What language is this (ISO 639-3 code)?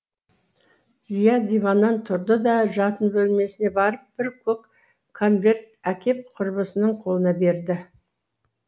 kaz